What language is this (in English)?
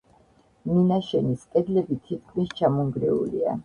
Georgian